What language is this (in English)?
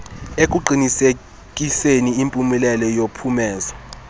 Xhosa